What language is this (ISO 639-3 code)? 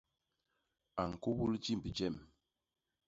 bas